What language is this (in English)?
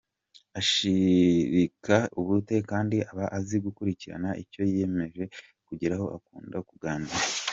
Kinyarwanda